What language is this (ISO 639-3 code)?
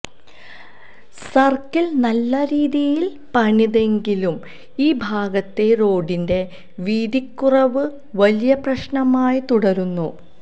mal